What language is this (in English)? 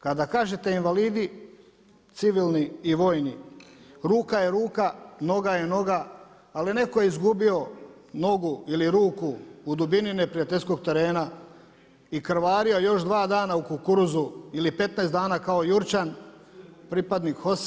Croatian